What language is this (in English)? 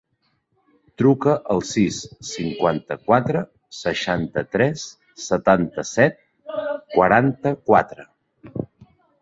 Catalan